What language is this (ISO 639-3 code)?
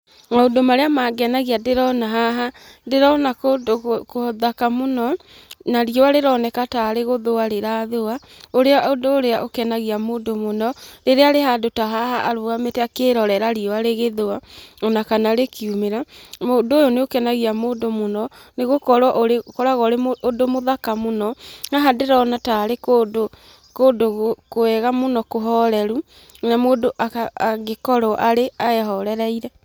kik